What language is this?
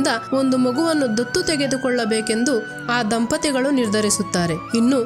Kannada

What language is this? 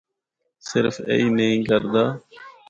Northern Hindko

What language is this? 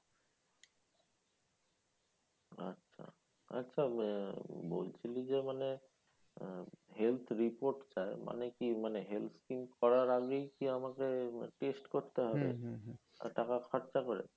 Bangla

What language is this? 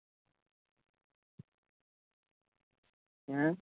Punjabi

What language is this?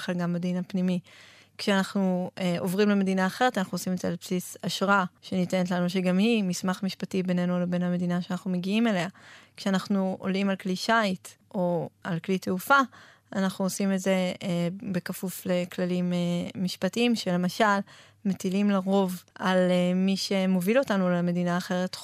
Hebrew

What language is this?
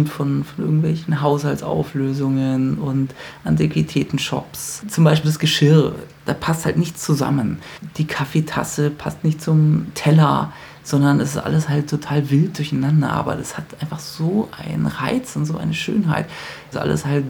German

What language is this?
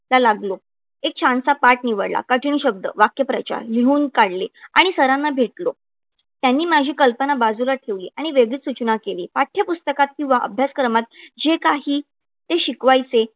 Marathi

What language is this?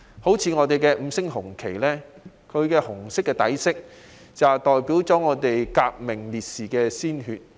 Cantonese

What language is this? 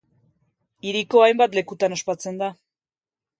Basque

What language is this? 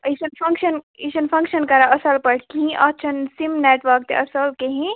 Kashmiri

